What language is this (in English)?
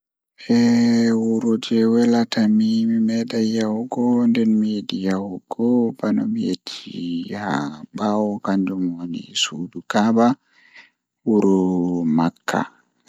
Fula